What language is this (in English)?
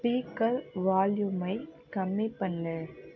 Tamil